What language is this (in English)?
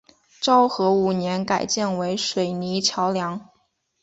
Chinese